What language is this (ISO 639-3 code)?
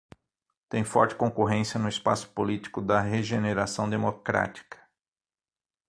por